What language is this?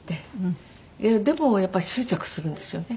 Japanese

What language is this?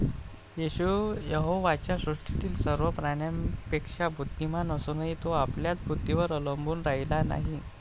Marathi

